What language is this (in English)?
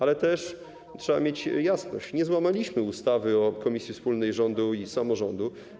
Polish